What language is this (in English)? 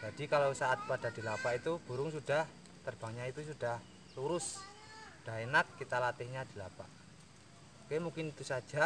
Indonesian